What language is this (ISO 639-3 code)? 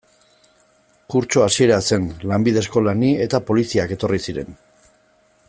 eus